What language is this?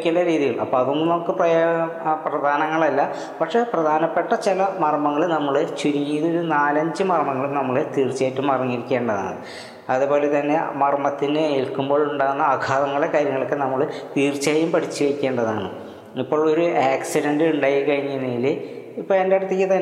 Malayalam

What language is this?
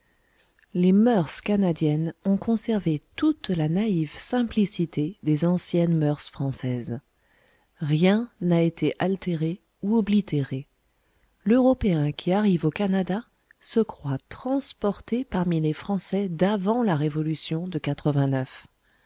French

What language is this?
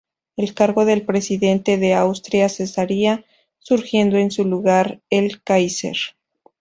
Spanish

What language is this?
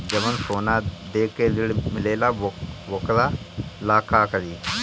Bhojpuri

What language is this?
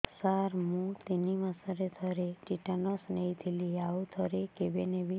Odia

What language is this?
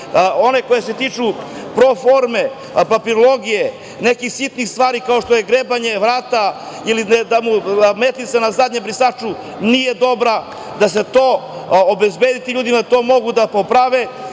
Serbian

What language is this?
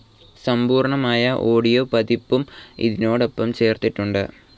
Malayalam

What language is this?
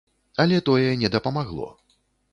Belarusian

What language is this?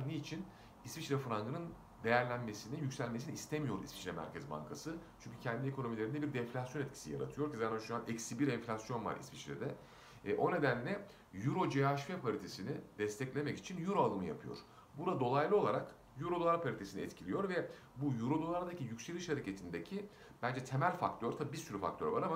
Turkish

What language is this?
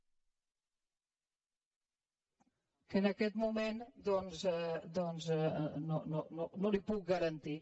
Catalan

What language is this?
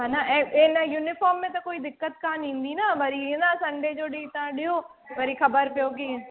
Sindhi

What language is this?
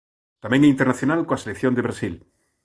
Galician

